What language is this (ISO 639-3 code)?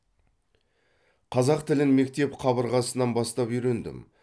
kaz